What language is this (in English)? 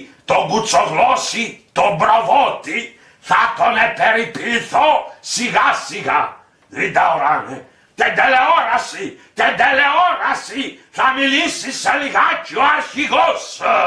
Greek